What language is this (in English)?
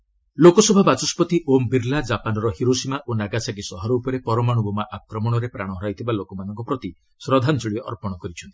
Odia